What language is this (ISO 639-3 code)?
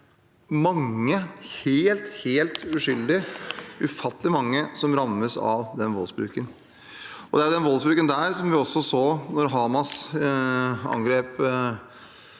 nor